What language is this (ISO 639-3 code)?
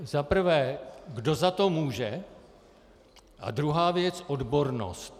ces